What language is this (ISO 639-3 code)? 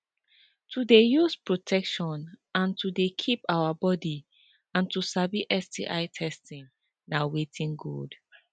pcm